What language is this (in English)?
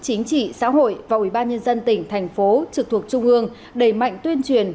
Vietnamese